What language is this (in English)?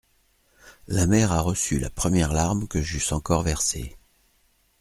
French